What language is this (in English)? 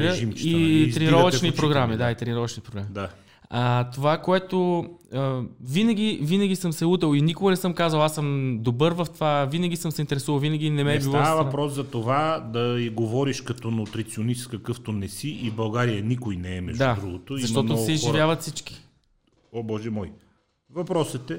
Bulgarian